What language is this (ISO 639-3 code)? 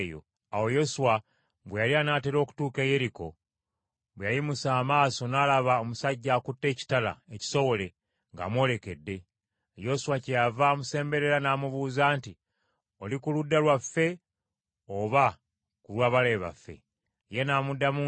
lug